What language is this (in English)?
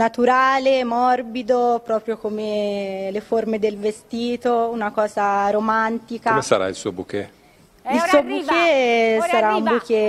Italian